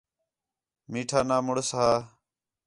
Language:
Khetrani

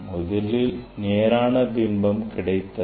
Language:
Tamil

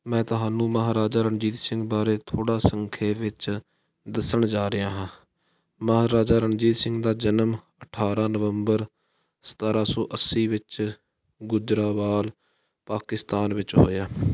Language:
Punjabi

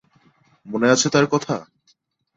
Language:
Bangla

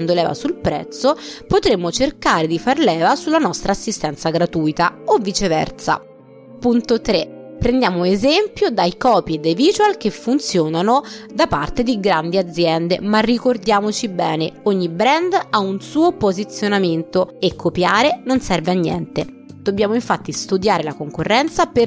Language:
Italian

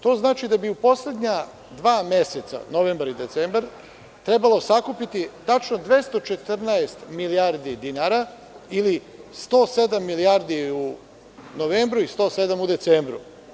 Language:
Serbian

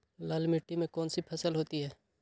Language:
Magahi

